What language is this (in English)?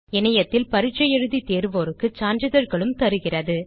Tamil